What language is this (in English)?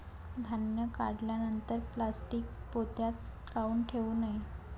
Marathi